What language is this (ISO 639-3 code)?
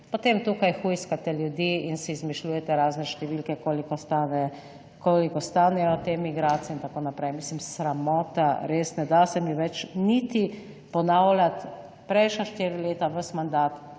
slv